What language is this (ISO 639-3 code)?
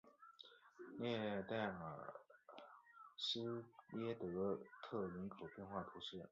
zho